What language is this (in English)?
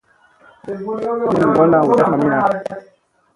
Musey